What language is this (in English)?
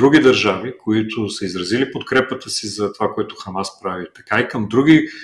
Bulgarian